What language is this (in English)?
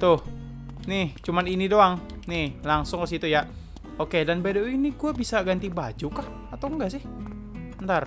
Indonesian